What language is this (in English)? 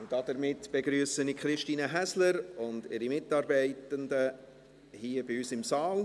Swiss German